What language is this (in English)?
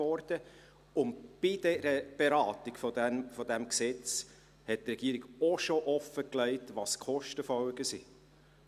Swiss German